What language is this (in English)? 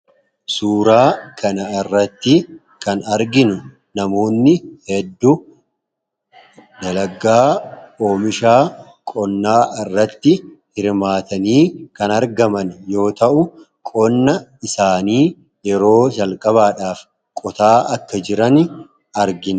Oromo